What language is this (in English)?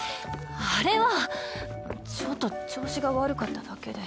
Japanese